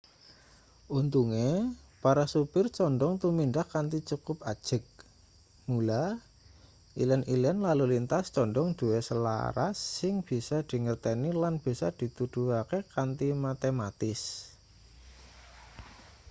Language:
Javanese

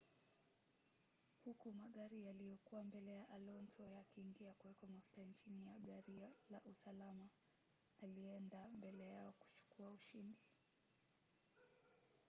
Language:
Swahili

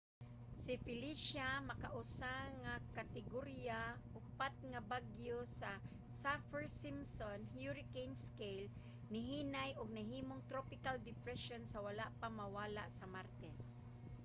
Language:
Cebuano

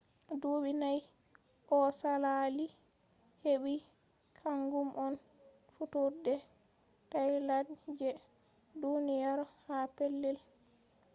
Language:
Fula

